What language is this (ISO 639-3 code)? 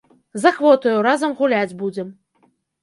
bel